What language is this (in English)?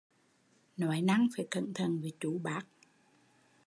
Vietnamese